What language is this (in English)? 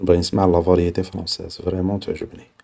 Algerian Arabic